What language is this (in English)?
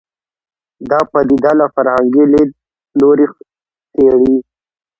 Pashto